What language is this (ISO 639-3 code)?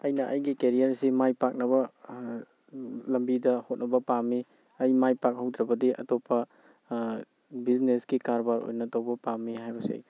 mni